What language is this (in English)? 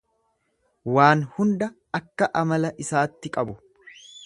Oromo